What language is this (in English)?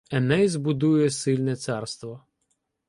Ukrainian